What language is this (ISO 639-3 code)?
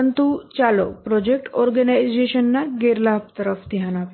guj